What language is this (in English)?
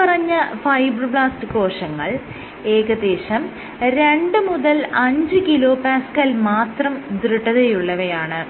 Malayalam